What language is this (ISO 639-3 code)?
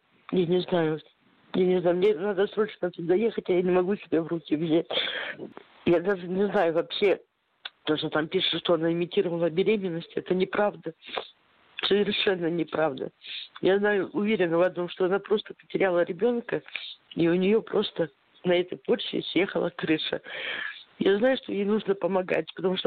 rus